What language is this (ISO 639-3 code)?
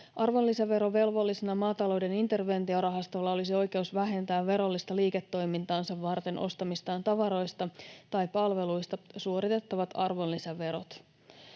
fin